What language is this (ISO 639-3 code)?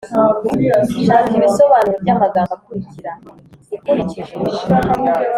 kin